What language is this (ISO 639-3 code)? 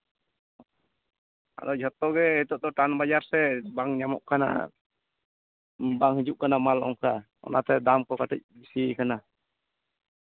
sat